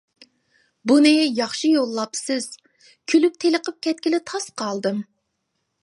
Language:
Uyghur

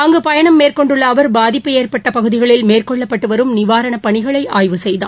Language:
Tamil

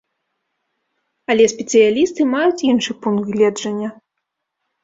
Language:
Belarusian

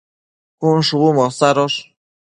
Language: Matsés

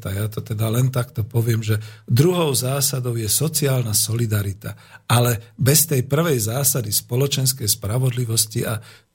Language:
Slovak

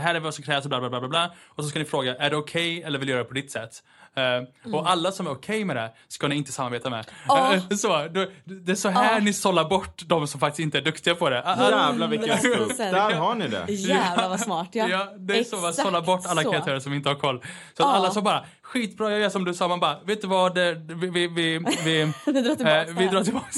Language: Swedish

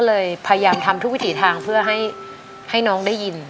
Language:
Thai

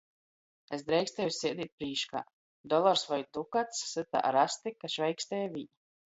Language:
Latgalian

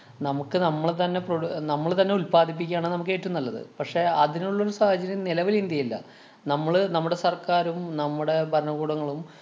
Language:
Malayalam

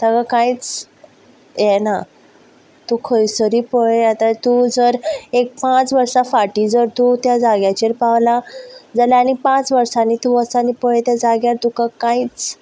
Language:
Konkani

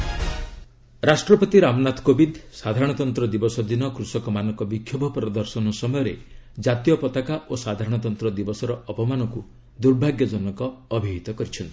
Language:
Odia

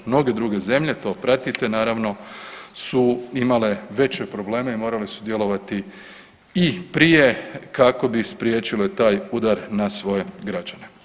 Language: Croatian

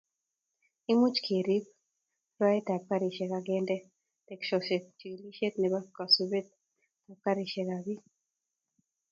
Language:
Kalenjin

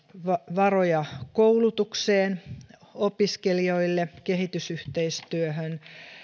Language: Finnish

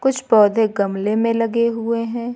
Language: Hindi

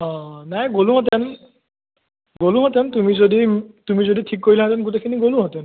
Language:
Assamese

